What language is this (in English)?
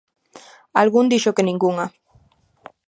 Galician